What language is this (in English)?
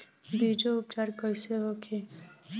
Bhojpuri